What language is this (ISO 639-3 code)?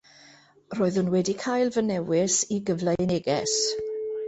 cym